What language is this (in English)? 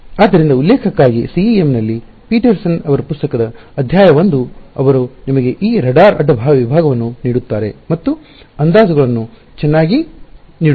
Kannada